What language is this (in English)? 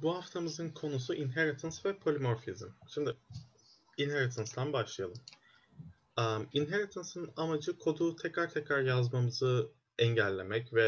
Turkish